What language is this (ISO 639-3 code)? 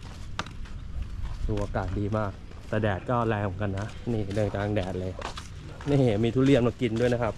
tha